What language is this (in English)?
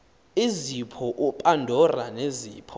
Xhosa